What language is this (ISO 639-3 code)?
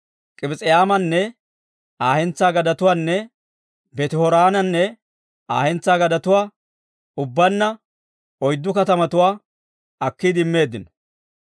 dwr